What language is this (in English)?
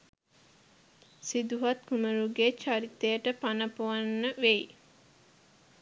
Sinhala